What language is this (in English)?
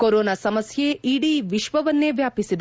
Kannada